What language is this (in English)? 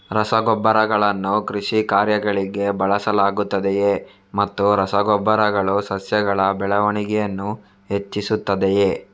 Kannada